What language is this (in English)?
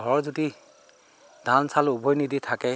Assamese